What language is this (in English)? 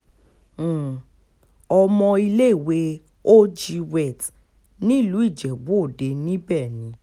Yoruba